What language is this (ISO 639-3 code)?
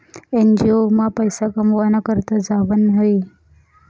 mar